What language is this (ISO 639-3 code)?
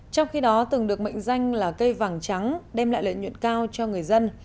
vie